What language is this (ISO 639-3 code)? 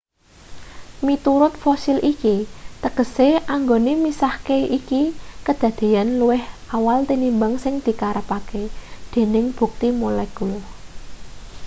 jav